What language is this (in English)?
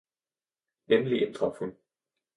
Danish